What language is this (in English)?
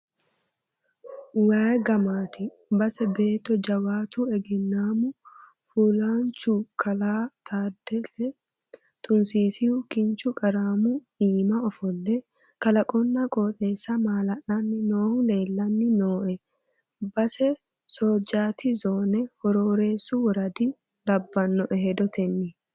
Sidamo